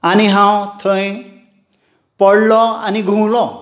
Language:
Konkani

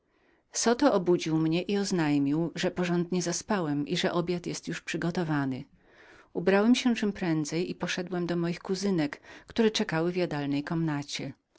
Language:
Polish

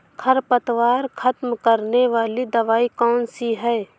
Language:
Hindi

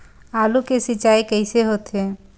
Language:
Chhattisgarhi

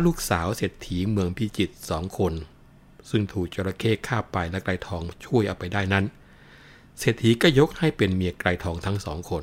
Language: Thai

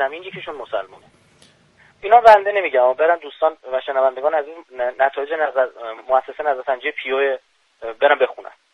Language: Persian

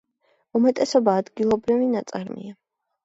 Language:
Georgian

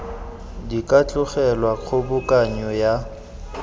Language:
Tswana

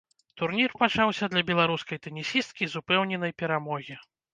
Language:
Belarusian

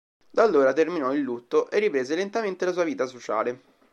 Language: Italian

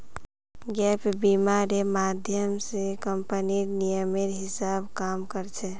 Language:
Magahi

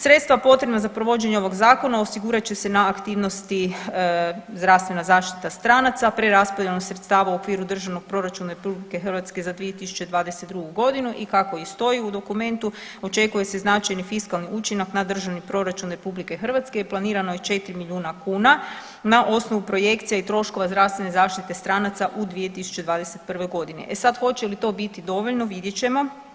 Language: Croatian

